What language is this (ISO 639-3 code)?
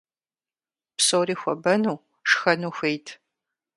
kbd